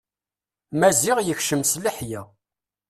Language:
Kabyle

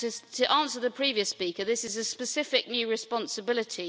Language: English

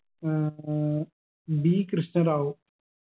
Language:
Malayalam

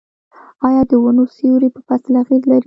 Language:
Pashto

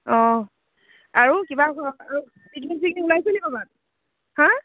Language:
Assamese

